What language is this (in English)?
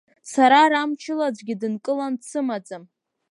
Abkhazian